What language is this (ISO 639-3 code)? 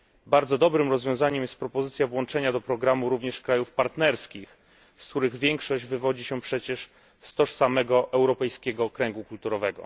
pol